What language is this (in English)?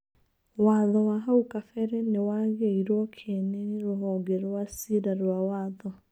Kikuyu